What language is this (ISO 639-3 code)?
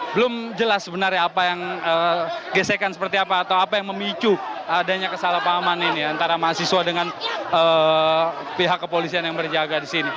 ind